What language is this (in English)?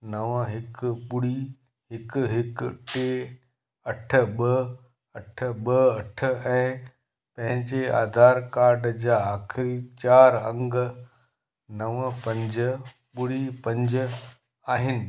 Sindhi